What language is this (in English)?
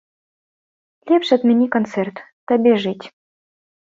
Belarusian